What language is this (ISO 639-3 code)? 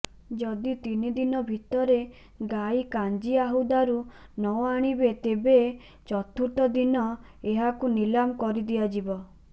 ori